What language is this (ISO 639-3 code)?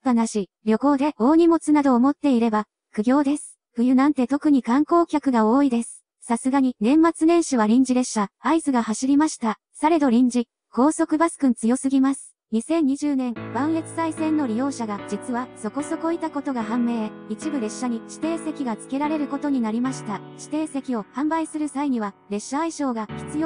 jpn